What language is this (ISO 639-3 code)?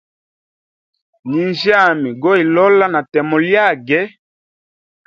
hem